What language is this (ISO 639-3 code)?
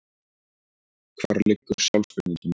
isl